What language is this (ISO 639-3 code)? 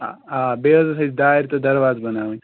kas